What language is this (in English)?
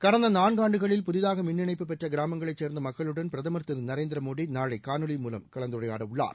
Tamil